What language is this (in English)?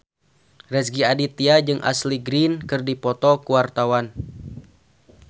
Sundanese